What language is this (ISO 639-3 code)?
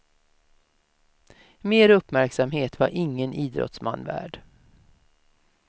swe